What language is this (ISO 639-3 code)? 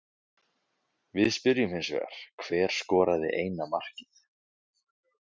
isl